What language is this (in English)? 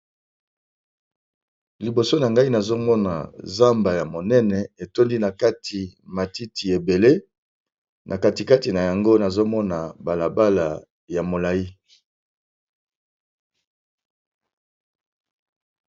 Lingala